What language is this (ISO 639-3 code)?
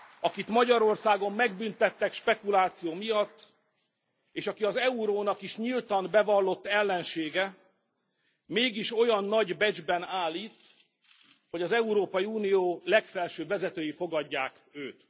hun